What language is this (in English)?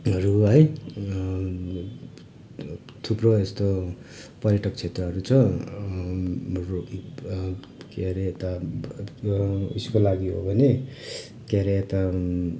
Nepali